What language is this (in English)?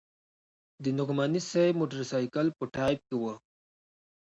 Pashto